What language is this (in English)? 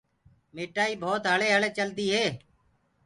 Gurgula